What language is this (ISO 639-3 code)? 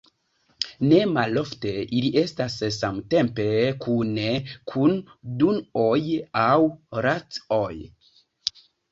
epo